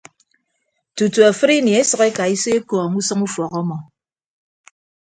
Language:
Ibibio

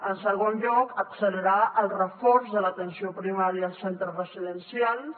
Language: Catalan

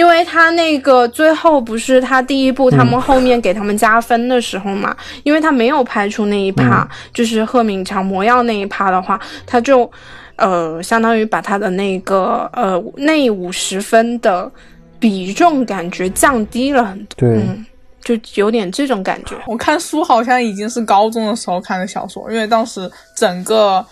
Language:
Chinese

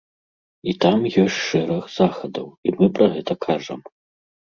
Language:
Belarusian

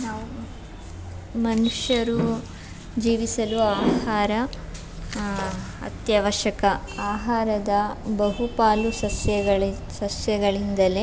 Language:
Kannada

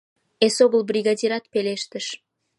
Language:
Mari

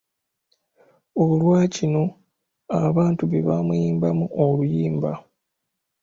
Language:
Ganda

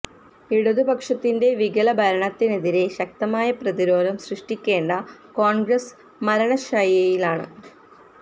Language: Malayalam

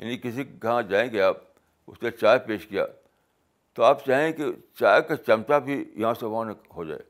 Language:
Urdu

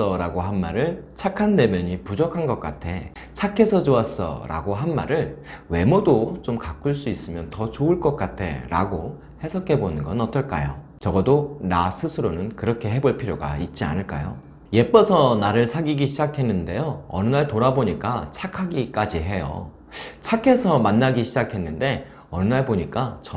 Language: Korean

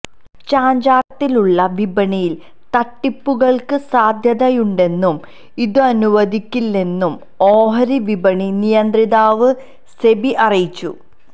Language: Malayalam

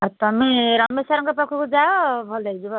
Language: Odia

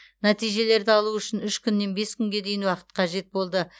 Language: Kazakh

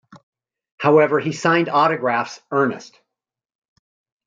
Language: English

